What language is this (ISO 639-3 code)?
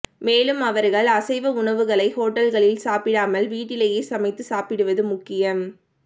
tam